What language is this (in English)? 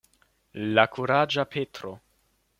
Esperanto